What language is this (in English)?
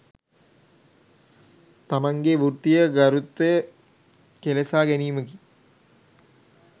Sinhala